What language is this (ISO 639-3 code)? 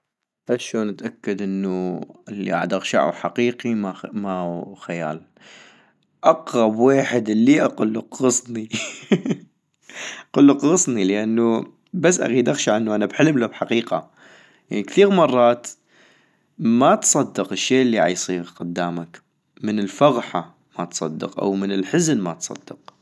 ayp